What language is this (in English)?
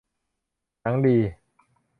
Thai